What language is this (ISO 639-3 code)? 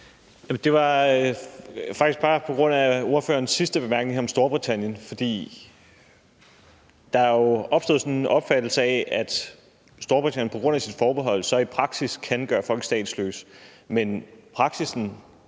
dan